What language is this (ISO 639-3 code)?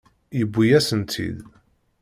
kab